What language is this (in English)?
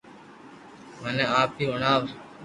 Loarki